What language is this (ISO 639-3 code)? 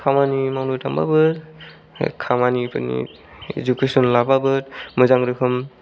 brx